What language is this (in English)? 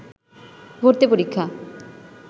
Bangla